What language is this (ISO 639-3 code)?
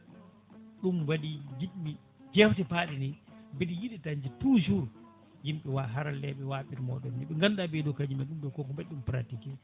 ful